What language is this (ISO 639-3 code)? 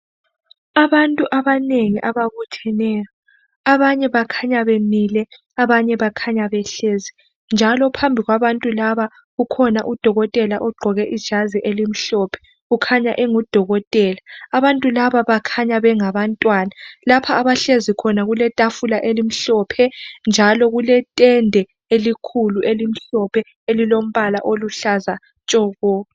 nde